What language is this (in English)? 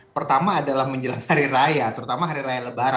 Indonesian